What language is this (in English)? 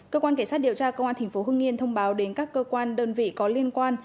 Vietnamese